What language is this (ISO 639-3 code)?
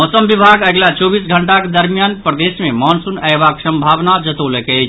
mai